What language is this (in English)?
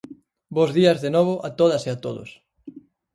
Galician